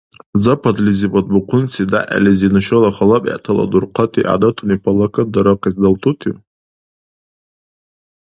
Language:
Dargwa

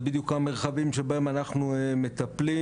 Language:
Hebrew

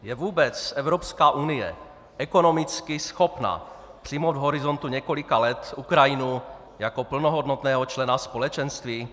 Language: Czech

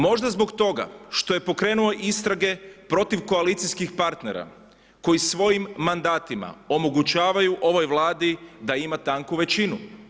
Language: Croatian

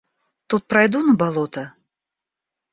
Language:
Russian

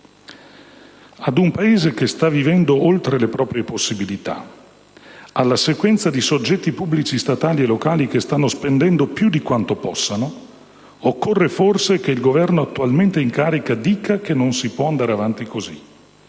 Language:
Italian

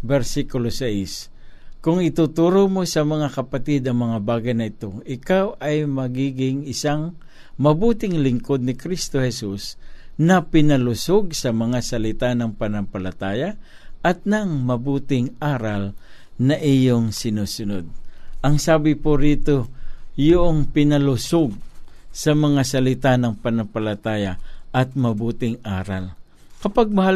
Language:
Filipino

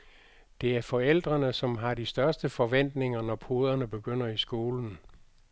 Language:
Danish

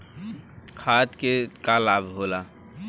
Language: Bhojpuri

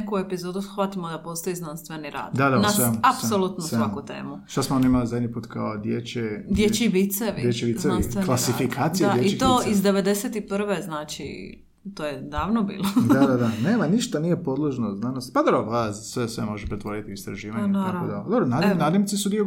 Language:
Croatian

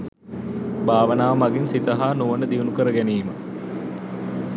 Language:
Sinhala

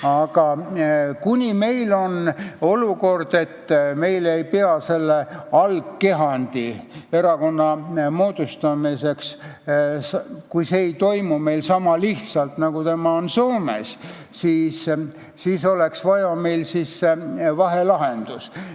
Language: Estonian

